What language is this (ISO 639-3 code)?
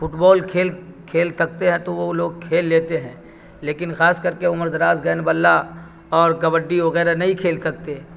urd